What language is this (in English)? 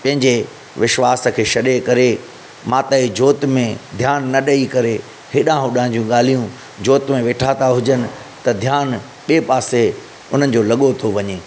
Sindhi